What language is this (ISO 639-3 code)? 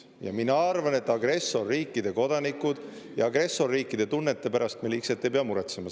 est